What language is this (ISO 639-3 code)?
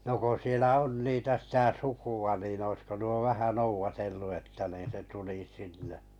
fin